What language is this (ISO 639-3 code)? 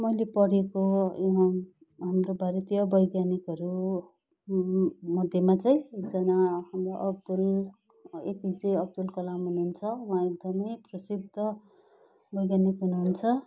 nep